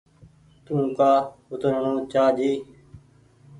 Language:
Goaria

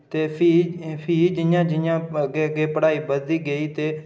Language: Dogri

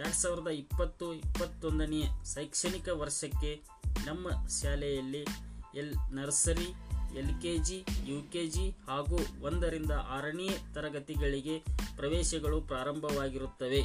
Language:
Kannada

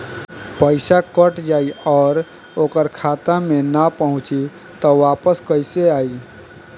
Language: Bhojpuri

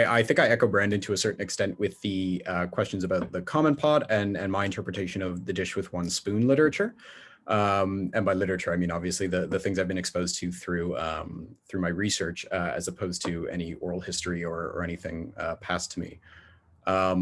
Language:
English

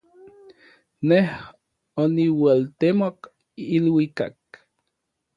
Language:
Orizaba Nahuatl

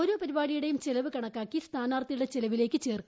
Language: Malayalam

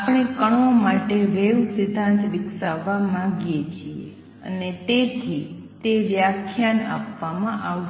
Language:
Gujarati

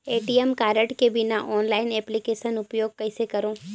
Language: Chhattisgarhi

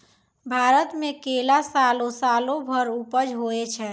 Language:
Maithili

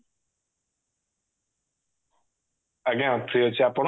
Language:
Odia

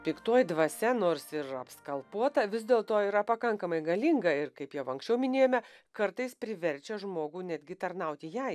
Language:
Lithuanian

